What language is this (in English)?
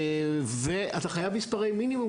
Hebrew